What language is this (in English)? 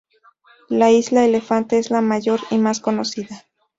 Spanish